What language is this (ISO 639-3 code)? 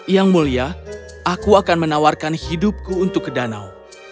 ind